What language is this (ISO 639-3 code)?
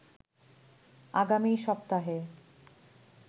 ben